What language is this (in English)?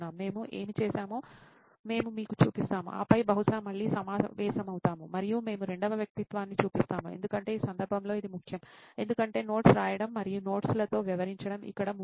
Telugu